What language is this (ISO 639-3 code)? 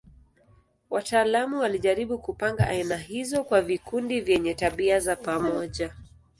swa